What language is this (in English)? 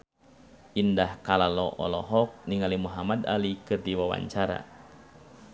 Sundanese